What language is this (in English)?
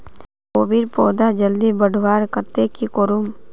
Magahi